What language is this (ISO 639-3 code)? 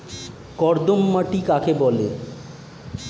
ben